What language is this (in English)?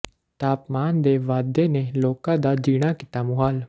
Punjabi